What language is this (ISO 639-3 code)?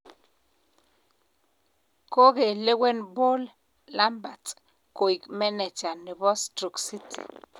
kln